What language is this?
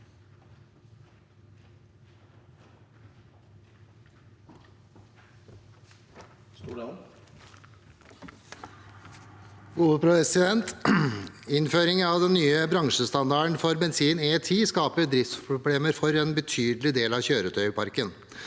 Norwegian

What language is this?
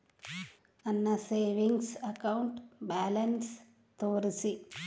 Kannada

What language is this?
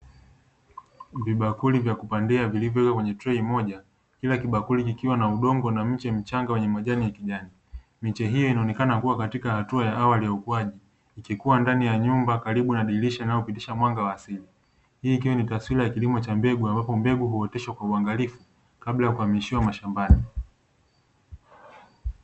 Swahili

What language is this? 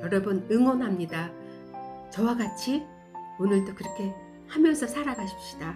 Korean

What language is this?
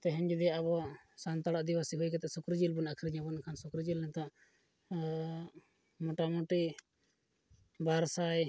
Santali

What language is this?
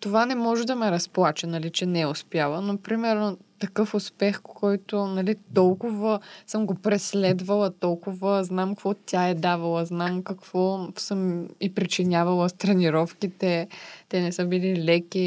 Bulgarian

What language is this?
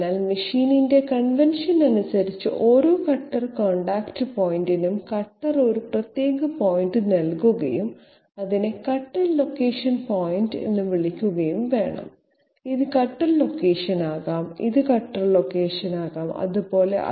Malayalam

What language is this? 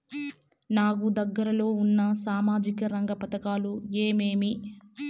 Telugu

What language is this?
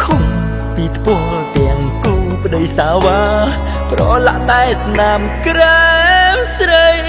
Khmer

